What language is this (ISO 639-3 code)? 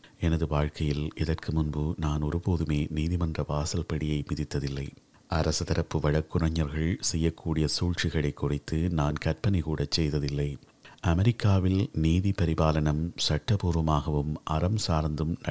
tam